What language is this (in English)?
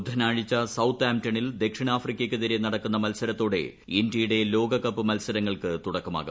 Malayalam